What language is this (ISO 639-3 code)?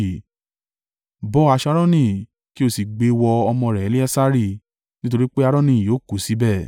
yor